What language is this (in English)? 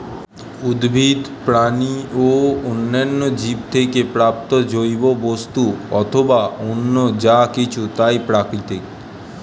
Bangla